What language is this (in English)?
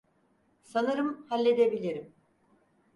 Turkish